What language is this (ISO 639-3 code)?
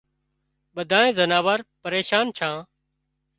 kxp